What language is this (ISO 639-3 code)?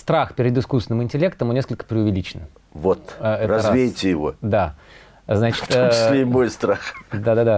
rus